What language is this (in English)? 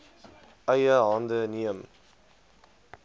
Afrikaans